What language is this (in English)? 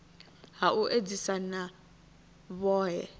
Venda